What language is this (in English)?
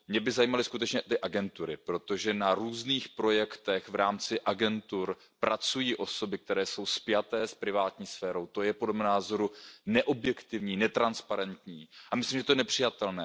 Czech